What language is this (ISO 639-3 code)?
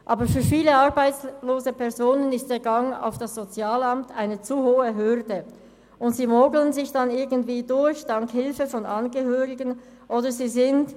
gsw